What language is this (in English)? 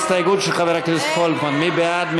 Hebrew